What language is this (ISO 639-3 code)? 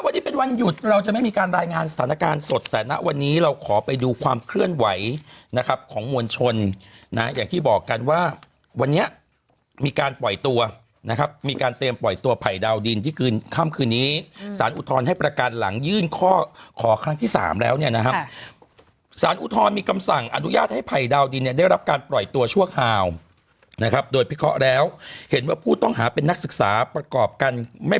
tha